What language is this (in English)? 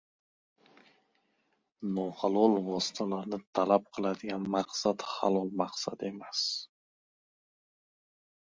Uzbek